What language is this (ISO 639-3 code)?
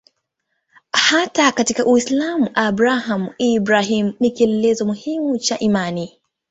swa